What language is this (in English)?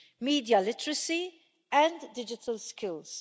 English